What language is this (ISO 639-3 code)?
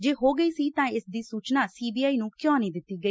pan